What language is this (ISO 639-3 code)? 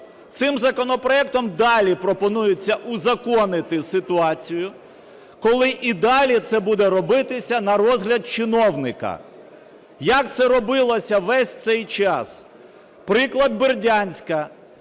ukr